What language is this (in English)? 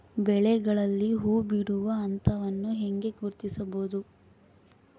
Kannada